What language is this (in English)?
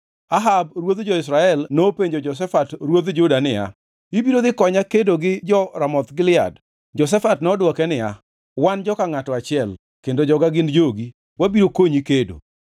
Luo (Kenya and Tanzania)